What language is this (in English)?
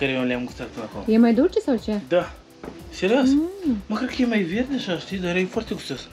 Romanian